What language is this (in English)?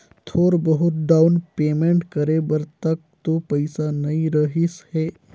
Chhattisgarhi